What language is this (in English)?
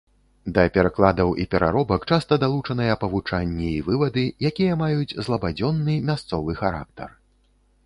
Belarusian